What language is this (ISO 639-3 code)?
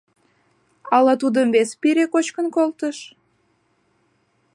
chm